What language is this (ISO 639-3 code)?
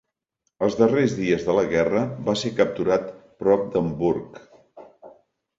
cat